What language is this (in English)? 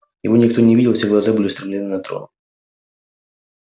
Russian